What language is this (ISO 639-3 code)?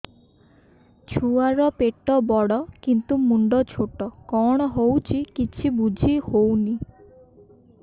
ori